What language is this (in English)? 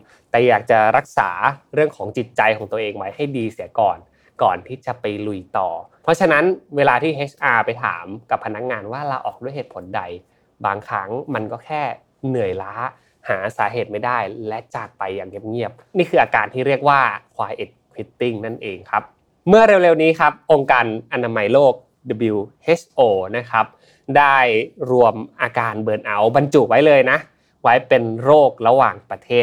Thai